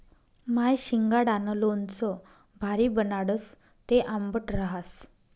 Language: Marathi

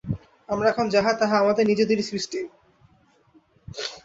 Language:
Bangla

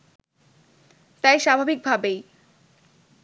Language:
Bangla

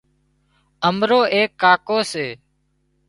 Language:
Wadiyara Koli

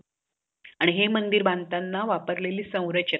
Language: Marathi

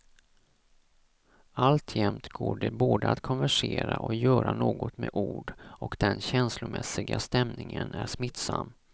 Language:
Swedish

